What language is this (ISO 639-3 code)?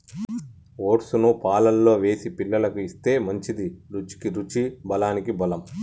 tel